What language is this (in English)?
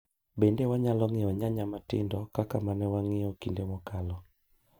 Luo (Kenya and Tanzania)